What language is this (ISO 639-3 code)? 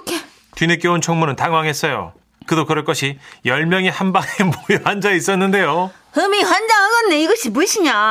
kor